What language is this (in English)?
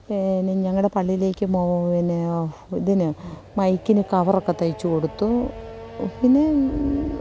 Malayalam